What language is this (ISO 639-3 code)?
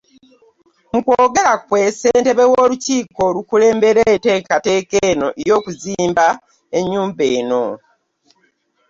lug